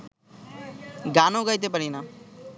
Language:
Bangla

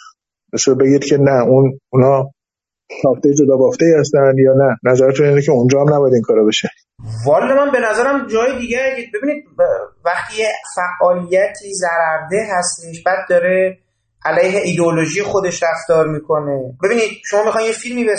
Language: Persian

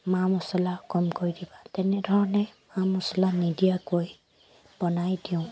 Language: Assamese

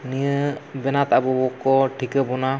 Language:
Santali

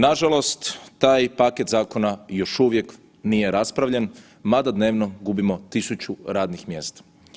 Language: Croatian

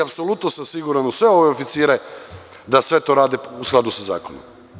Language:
Serbian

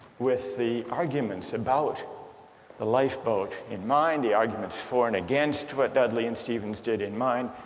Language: English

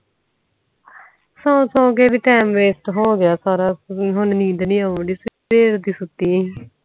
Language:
Punjabi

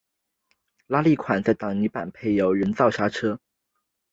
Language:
Chinese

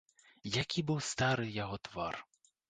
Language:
Belarusian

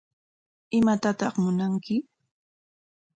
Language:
Corongo Ancash Quechua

